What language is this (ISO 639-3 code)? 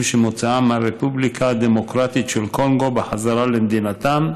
heb